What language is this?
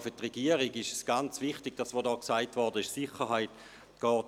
Swiss German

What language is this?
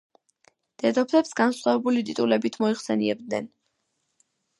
Georgian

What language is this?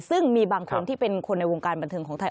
Thai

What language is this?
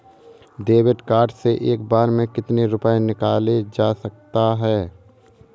Hindi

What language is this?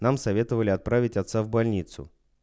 Russian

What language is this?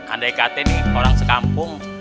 Indonesian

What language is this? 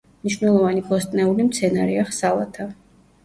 Georgian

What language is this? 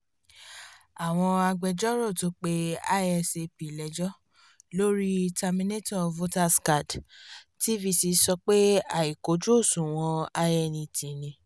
Yoruba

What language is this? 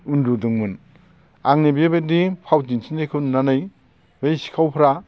Bodo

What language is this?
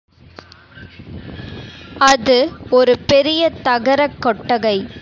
Tamil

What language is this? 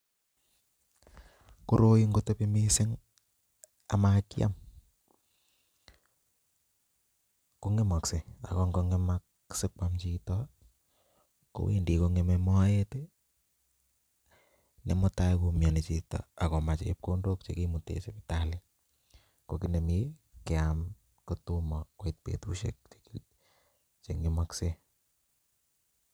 Kalenjin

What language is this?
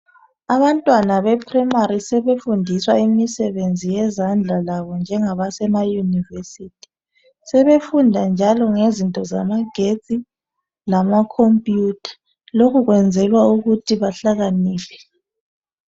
North Ndebele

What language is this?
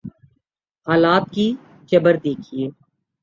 Urdu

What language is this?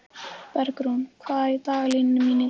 Icelandic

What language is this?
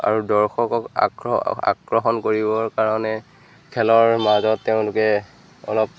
Assamese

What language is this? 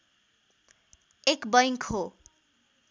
Nepali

